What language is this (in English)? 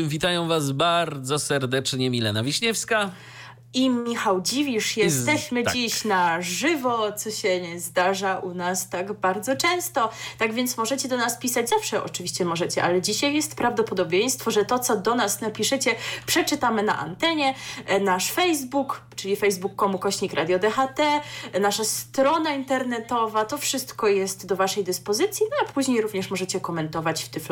Polish